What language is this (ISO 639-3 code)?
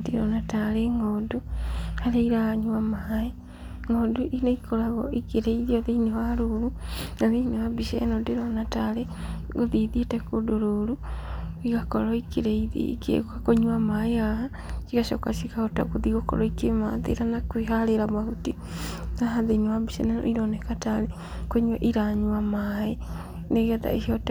kik